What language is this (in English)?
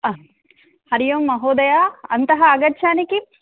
Sanskrit